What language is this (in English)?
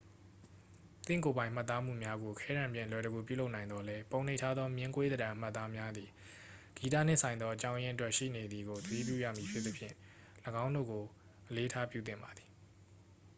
Burmese